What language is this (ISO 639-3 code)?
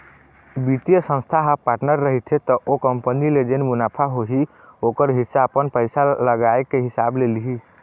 hne